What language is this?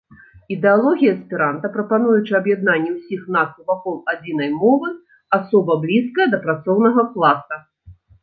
Belarusian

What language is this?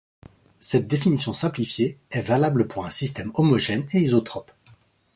French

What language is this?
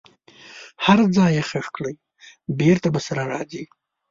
Pashto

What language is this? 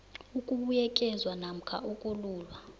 South Ndebele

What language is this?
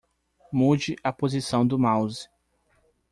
Portuguese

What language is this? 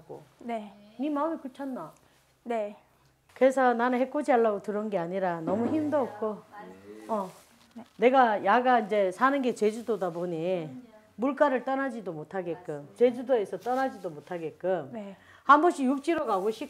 Korean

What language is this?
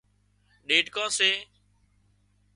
Wadiyara Koli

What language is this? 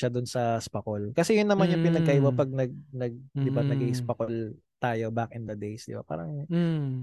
Filipino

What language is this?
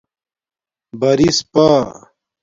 Domaaki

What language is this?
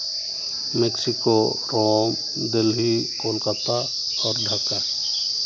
Santali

